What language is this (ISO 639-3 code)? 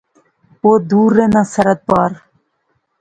phr